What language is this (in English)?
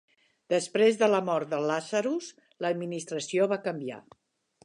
Catalan